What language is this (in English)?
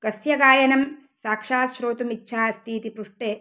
Sanskrit